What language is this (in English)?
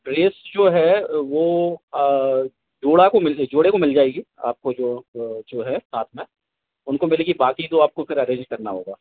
Hindi